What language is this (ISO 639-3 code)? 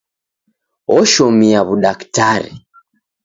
dav